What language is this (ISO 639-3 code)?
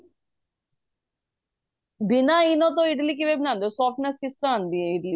pan